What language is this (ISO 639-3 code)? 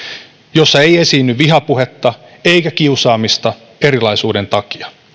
fin